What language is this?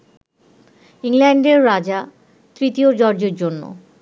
Bangla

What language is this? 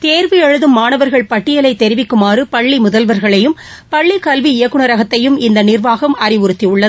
Tamil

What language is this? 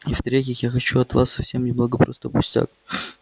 Russian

